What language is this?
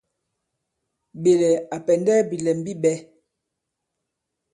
Bankon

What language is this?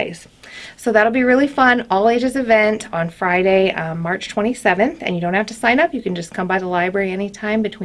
English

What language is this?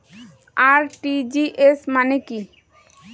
Bangla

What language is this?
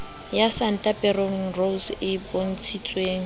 Southern Sotho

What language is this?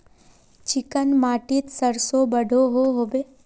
Magahi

